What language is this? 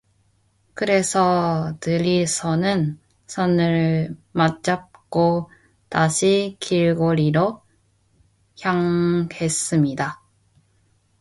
Korean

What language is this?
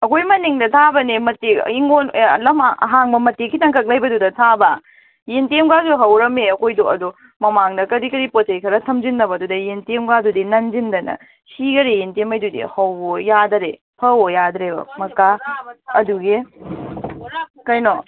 Manipuri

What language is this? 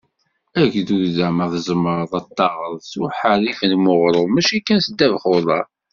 Kabyle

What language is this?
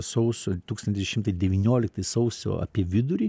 Lithuanian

